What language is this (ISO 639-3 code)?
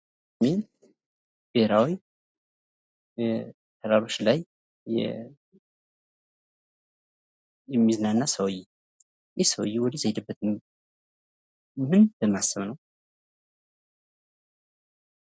amh